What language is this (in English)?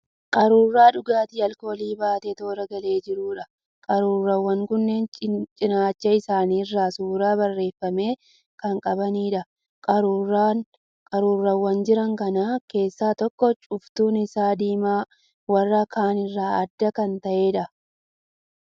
Oromo